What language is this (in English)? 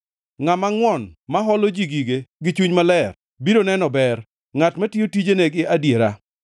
Luo (Kenya and Tanzania)